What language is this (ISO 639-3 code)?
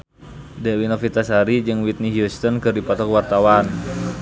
sun